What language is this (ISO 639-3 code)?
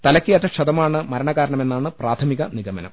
mal